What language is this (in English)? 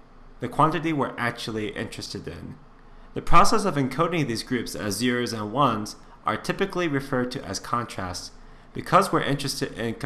English